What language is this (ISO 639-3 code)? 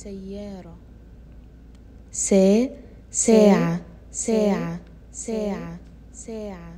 ara